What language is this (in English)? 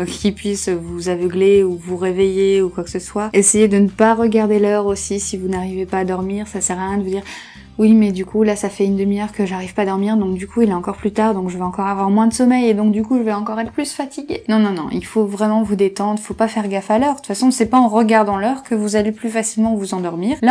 French